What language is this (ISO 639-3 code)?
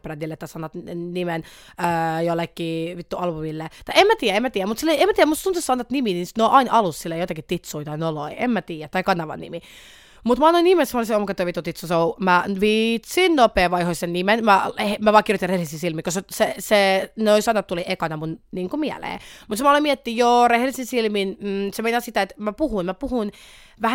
fin